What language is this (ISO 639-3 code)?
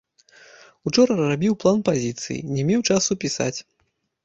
bel